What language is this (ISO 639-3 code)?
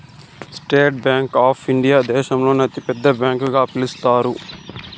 tel